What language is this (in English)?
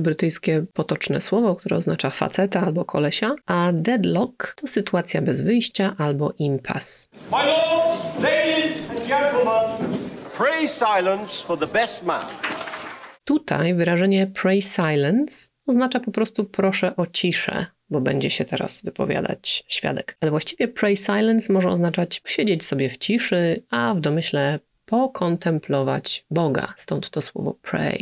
Polish